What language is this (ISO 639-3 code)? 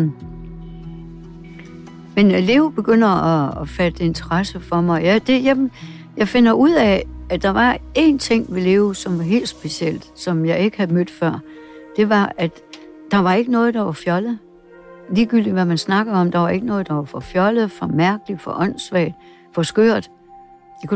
dan